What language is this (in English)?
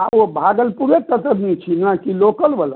Maithili